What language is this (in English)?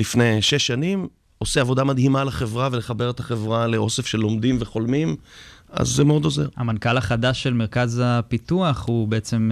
Hebrew